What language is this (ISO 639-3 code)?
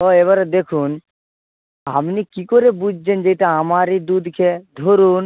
ben